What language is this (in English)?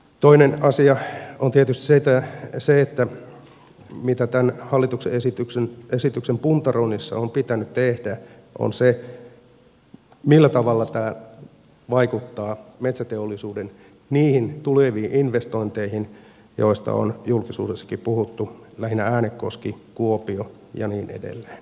Finnish